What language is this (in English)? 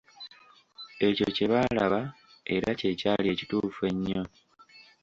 Ganda